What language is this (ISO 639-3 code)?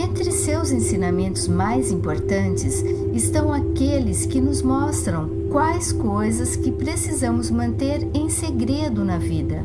por